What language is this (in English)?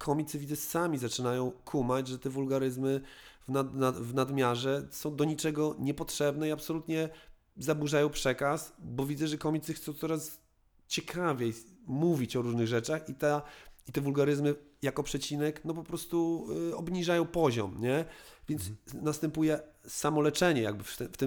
Polish